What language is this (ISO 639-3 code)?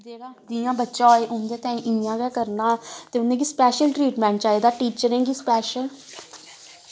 doi